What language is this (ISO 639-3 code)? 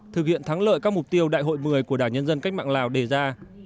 vie